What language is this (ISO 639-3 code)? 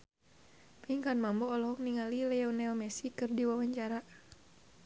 sun